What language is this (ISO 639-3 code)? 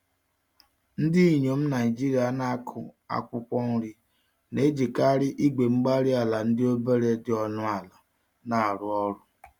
ibo